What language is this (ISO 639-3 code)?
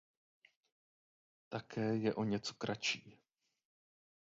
ces